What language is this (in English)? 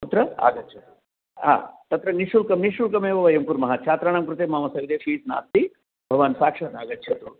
Sanskrit